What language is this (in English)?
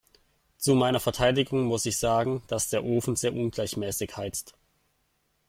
German